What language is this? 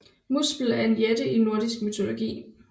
Danish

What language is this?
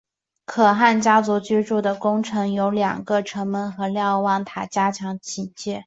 Chinese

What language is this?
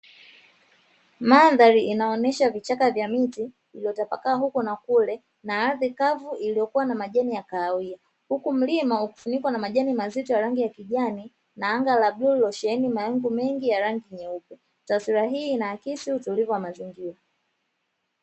Swahili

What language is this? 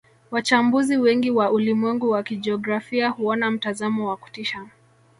Swahili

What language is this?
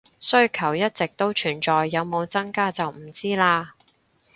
Cantonese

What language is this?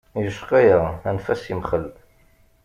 Kabyle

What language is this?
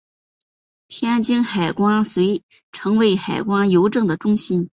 Chinese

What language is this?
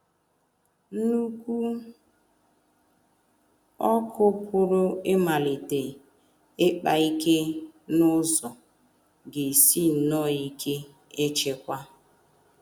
Igbo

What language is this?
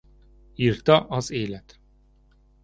Hungarian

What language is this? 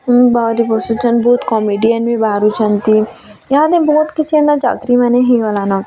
Odia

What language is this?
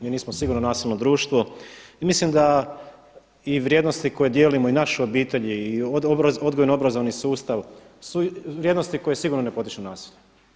Croatian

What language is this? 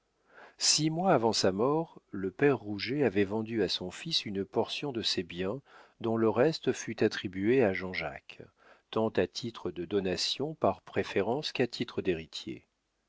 French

